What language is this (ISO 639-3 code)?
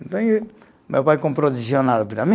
por